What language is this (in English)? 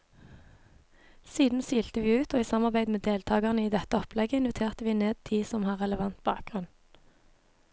Norwegian